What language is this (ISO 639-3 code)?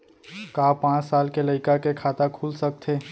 hne